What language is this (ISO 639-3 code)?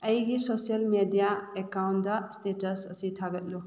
mni